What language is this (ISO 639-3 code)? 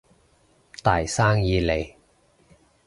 yue